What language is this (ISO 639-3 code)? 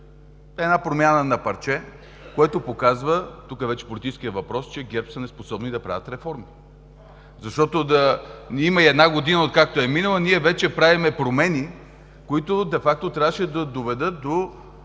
bul